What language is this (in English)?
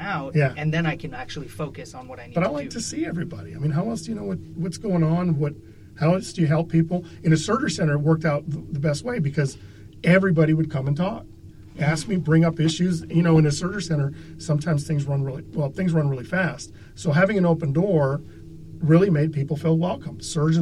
English